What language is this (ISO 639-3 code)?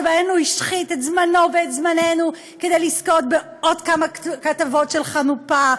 heb